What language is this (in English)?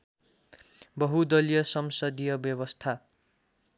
Nepali